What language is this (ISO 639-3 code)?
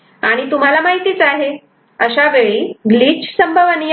mar